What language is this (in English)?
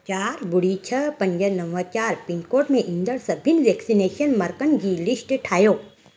Sindhi